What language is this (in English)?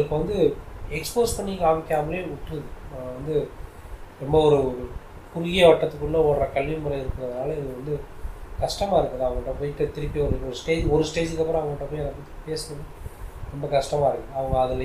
Tamil